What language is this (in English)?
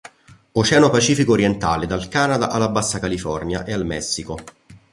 Italian